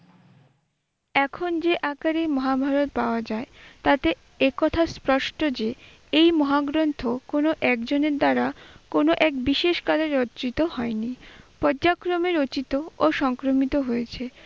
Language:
Bangla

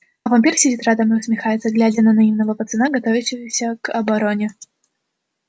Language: Russian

